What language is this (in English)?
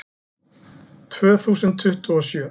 Icelandic